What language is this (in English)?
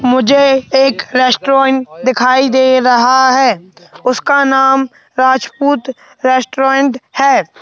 Hindi